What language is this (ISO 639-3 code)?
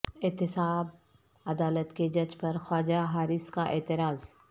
urd